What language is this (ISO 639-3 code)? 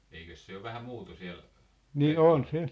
fin